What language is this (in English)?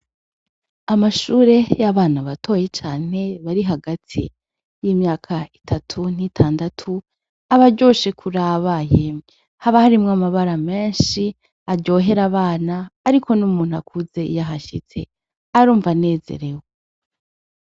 Rundi